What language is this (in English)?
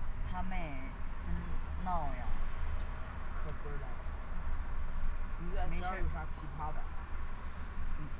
Chinese